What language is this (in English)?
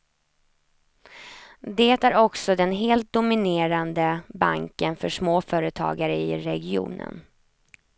Swedish